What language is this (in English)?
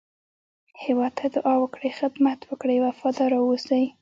Pashto